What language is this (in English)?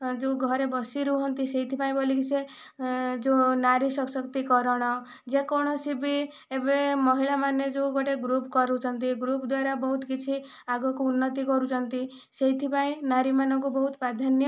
Odia